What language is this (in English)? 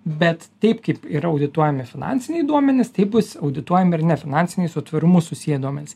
Lithuanian